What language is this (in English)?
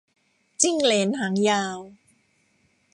Thai